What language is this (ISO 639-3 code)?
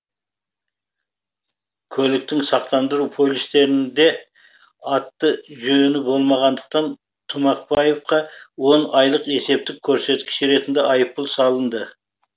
kaz